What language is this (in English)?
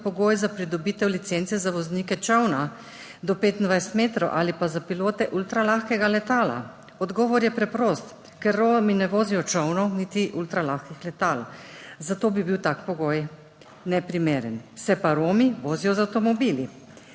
Slovenian